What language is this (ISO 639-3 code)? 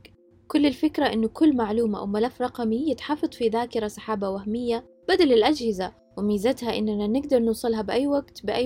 ara